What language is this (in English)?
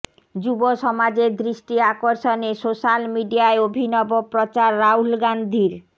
Bangla